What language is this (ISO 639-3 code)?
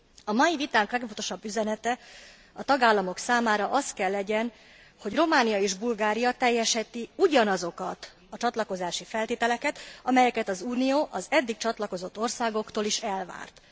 hun